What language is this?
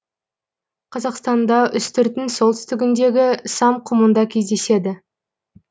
Kazakh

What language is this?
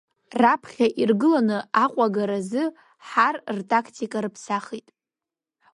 Abkhazian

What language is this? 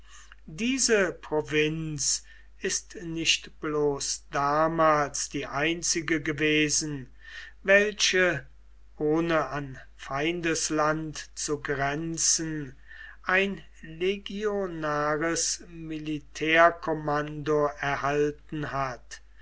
German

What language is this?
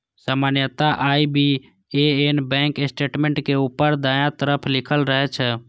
Maithili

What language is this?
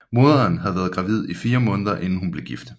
Danish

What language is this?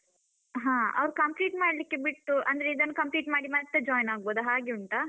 Kannada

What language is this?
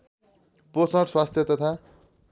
Nepali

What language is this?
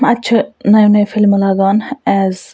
Kashmiri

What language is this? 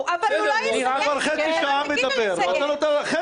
Hebrew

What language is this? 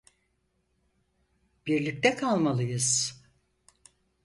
Turkish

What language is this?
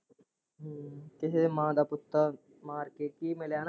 Punjabi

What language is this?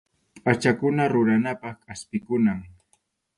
Arequipa-La Unión Quechua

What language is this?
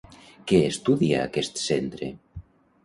Catalan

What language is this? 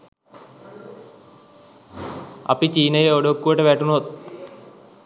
Sinhala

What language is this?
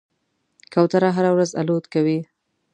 Pashto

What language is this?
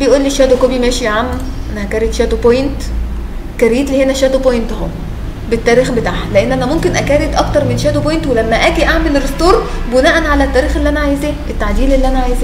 Arabic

